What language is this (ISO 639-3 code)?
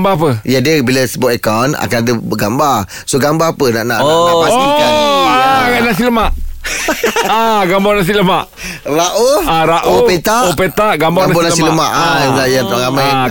msa